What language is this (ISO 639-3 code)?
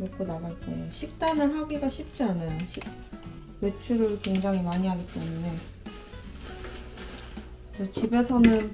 kor